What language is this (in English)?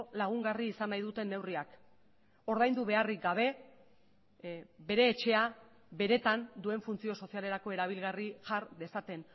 Basque